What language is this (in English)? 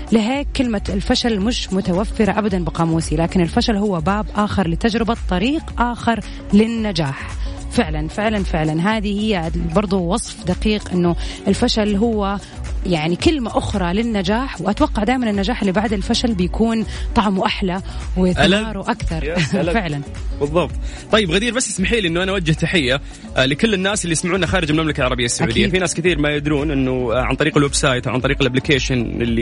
Arabic